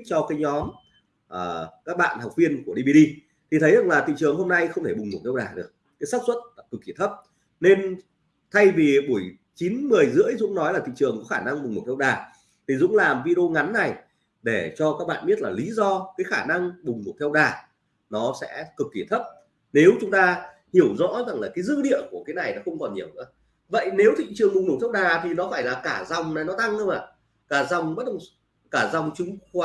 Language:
Vietnamese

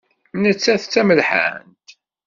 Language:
Kabyle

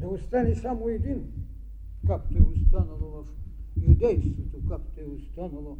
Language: Bulgarian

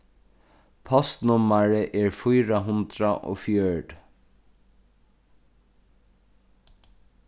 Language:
Faroese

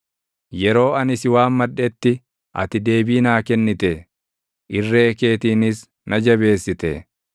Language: Oromo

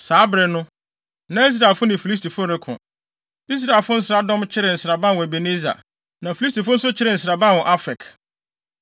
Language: Akan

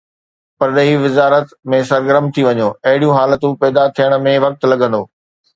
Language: Sindhi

